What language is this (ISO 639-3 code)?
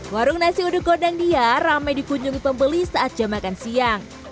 ind